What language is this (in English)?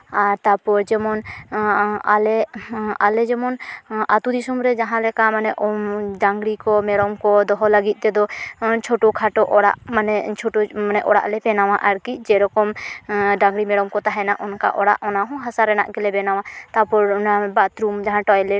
Santali